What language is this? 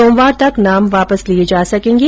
Hindi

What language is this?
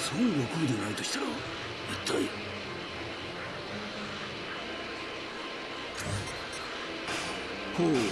Japanese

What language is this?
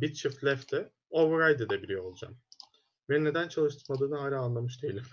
Turkish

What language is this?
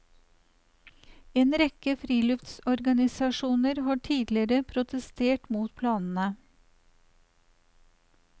Norwegian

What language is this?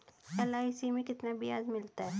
Hindi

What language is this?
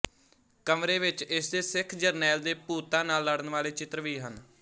Punjabi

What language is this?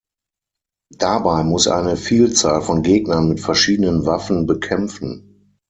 German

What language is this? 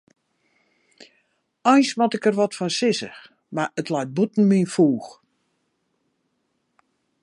Western Frisian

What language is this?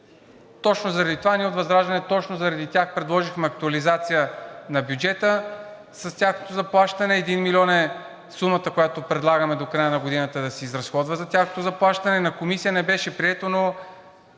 Bulgarian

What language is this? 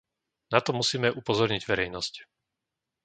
Slovak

